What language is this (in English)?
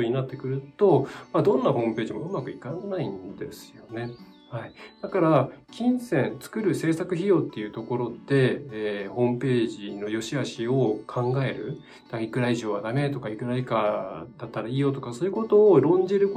Japanese